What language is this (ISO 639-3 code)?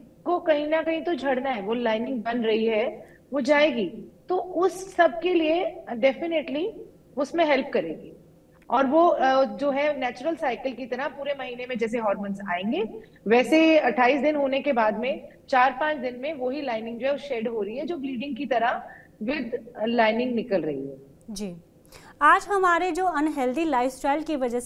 hin